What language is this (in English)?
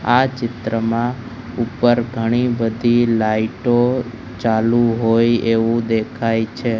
Gujarati